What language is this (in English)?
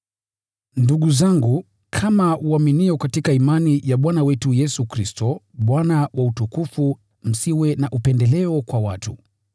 Swahili